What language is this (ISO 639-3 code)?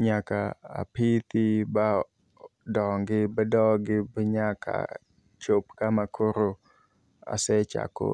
luo